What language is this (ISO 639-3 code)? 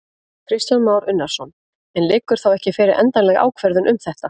isl